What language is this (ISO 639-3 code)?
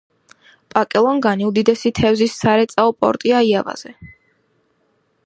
kat